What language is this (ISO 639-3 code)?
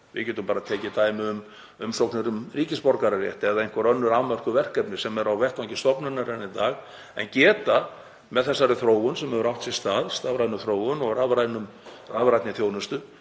isl